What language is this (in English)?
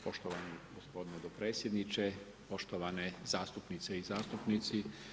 Croatian